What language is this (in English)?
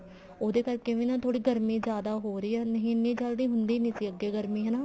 Punjabi